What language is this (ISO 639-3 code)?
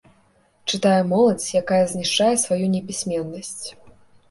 bel